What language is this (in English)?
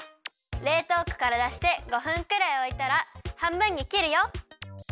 Japanese